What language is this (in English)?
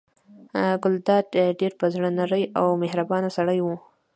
Pashto